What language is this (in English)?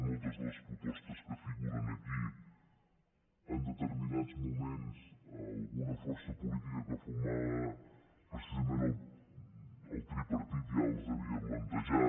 Catalan